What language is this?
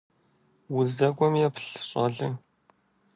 Kabardian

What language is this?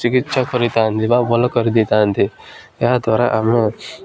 Odia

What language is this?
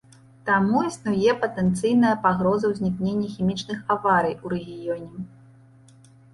Belarusian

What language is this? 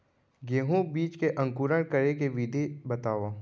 Chhattisgarhi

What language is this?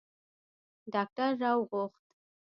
Pashto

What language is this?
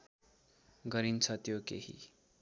Nepali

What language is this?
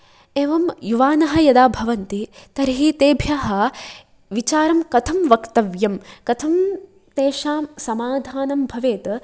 Sanskrit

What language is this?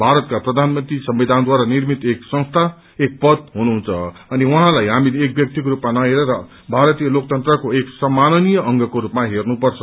Nepali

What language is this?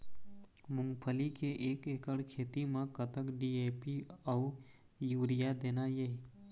Chhattisgarhi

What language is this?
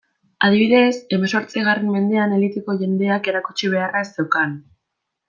Basque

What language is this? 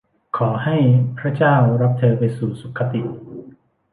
Thai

